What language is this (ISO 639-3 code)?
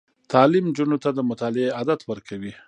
pus